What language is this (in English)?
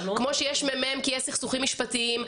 Hebrew